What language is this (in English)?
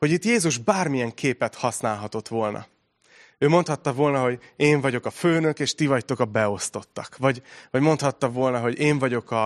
Hungarian